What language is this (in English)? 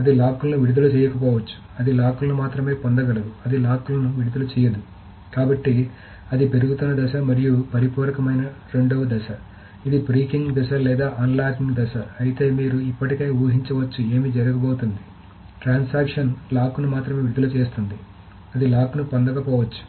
Telugu